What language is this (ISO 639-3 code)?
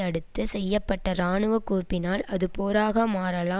tam